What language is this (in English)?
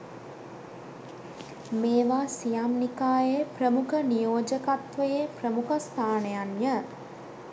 Sinhala